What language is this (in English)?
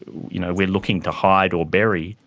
English